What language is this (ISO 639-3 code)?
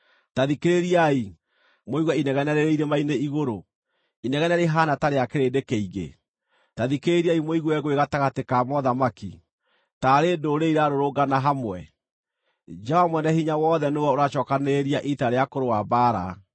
kik